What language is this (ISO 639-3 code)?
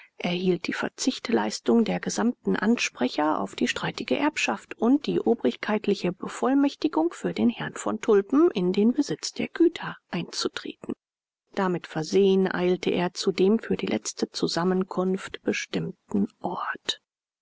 deu